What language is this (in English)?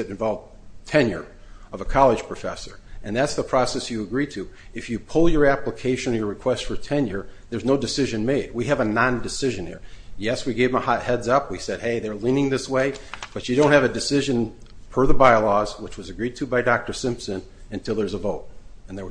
English